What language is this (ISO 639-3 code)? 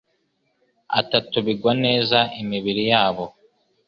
kin